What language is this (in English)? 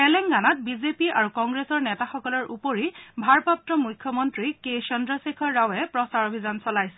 Assamese